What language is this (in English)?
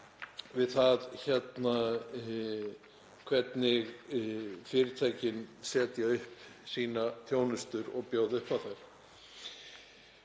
Icelandic